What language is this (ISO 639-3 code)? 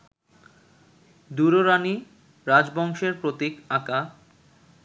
ben